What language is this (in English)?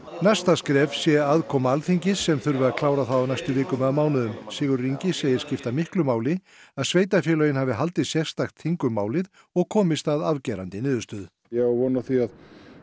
Icelandic